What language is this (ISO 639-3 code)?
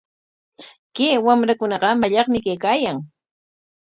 qwa